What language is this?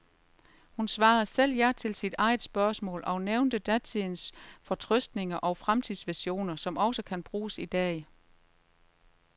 Danish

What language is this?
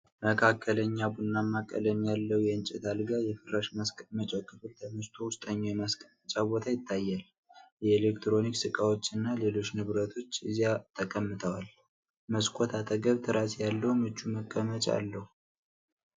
Amharic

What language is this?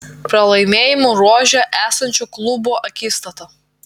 Lithuanian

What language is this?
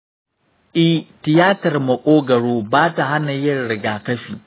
Hausa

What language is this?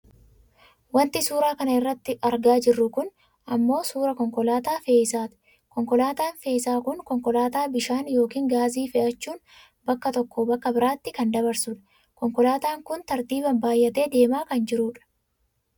Oromo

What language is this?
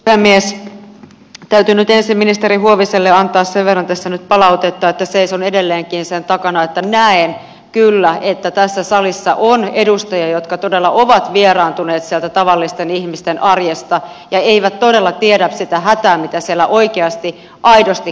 Finnish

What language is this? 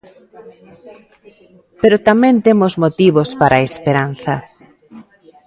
Galician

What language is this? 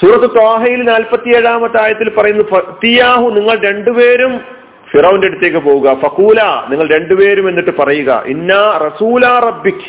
Malayalam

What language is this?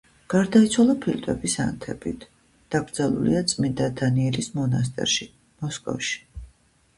Georgian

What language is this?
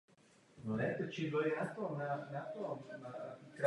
Czech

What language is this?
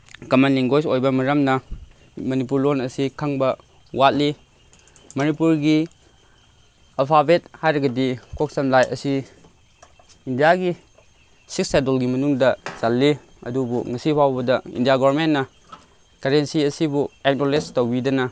Manipuri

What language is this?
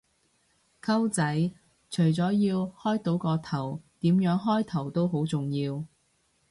Cantonese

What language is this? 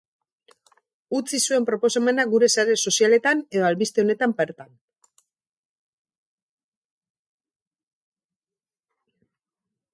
Basque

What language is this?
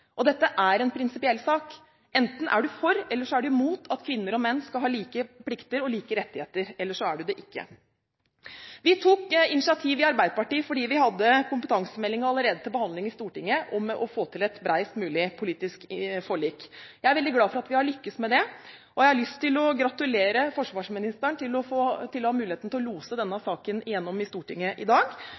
Norwegian Bokmål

